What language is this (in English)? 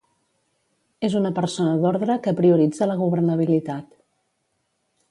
Catalan